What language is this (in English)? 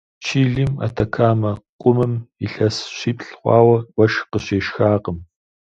Kabardian